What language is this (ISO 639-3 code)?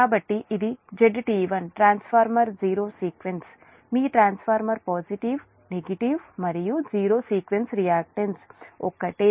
tel